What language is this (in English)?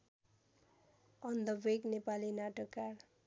Nepali